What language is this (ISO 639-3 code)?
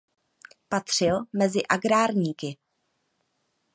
ces